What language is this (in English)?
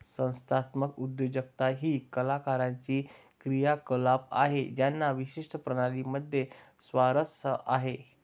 Marathi